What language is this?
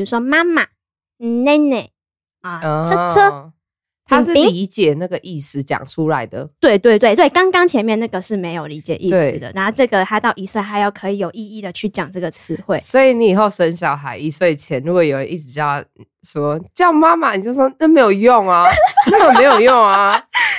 Chinese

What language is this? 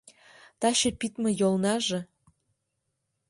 Mari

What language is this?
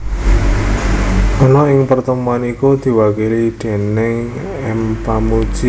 Javanese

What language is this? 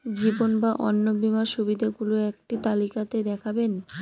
Bangla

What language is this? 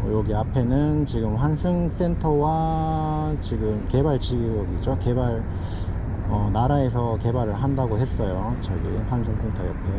Korean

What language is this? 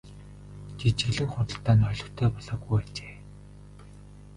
Mongolian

